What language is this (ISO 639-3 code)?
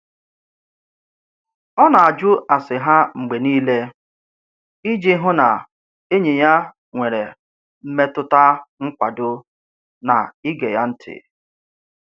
ibo